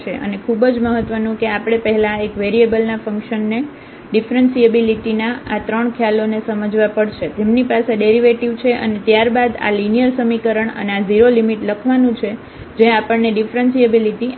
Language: Gujarati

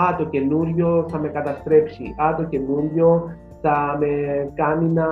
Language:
Greek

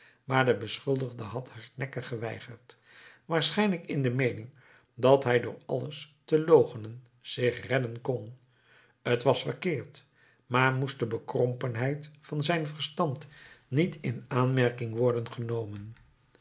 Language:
Dutch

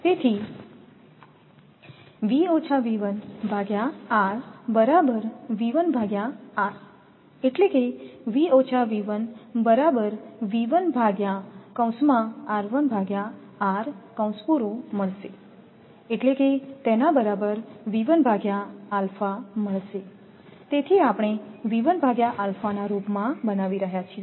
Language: Gujarati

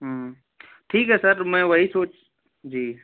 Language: Hindi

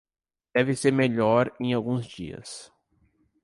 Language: Portuguese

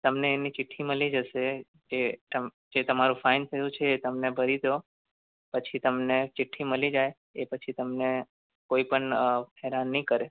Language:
Gujarati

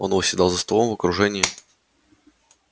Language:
Russian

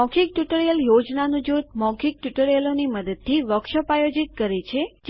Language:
Gujarati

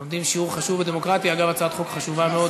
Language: Hebrew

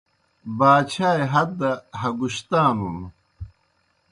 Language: Kohistani Shina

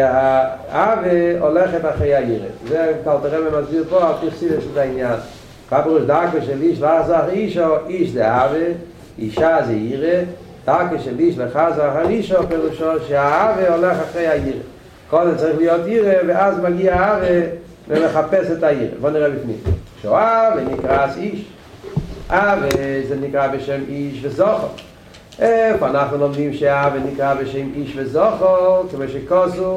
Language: Hebrew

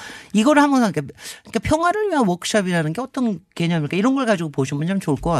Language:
Korean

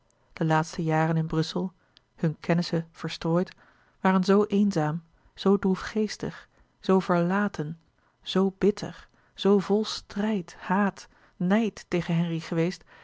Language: Dutch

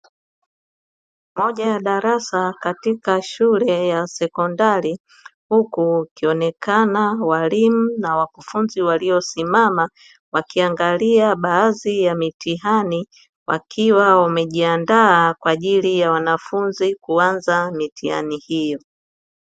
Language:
Swahili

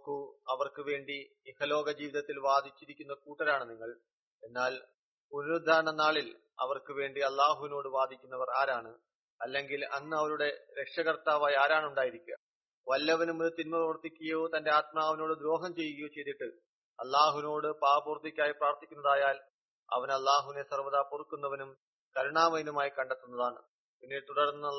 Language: Malayalam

